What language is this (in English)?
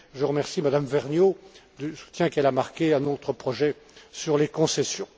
French